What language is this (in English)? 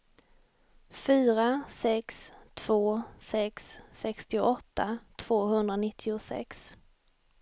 Swedish